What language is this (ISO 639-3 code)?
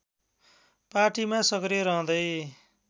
nep